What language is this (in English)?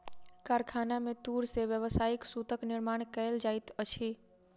Maithili